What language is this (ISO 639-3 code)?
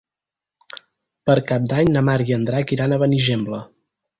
cat